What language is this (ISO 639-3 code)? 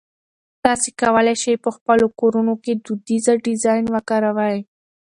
pus